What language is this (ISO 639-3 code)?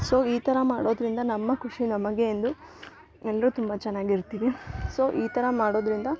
kan